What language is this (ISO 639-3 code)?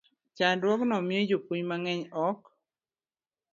luo